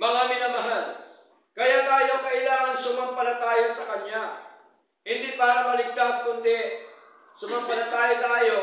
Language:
Filipino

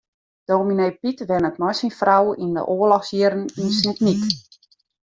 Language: Western Frisian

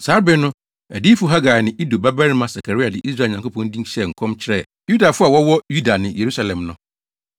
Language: Akan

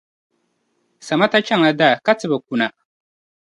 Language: Dagbani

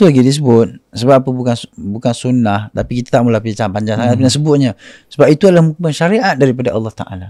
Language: Malay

